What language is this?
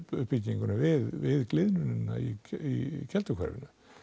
Icelandic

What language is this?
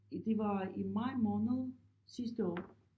Danish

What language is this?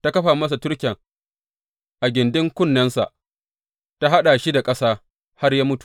Hausa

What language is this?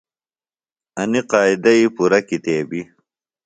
Phalura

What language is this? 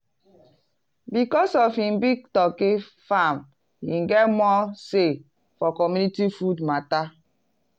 Nigerian Pidgin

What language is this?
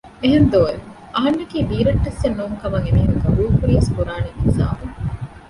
Divehi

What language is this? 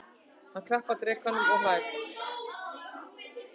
Icelandic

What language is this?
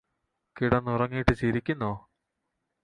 Malayalam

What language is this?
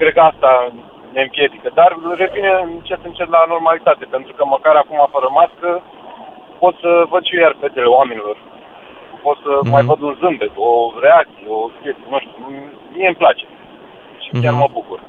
Romanian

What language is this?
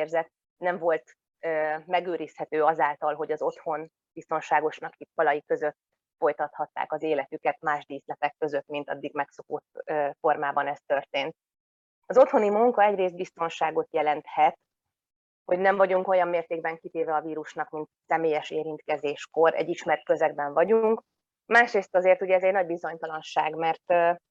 Hungarian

